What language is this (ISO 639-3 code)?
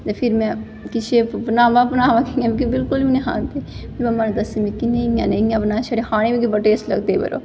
doi